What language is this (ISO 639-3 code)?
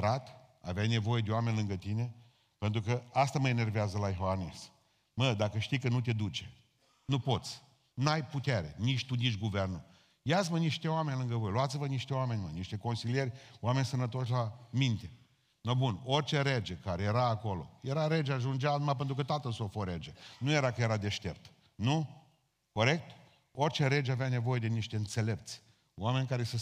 ron